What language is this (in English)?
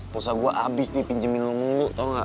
Indonesian